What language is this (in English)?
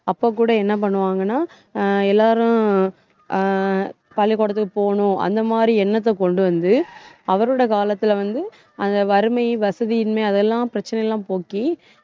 Tamil